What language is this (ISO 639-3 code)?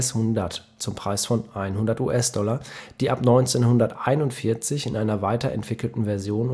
deu